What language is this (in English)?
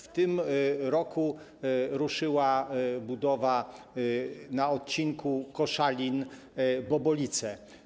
Polish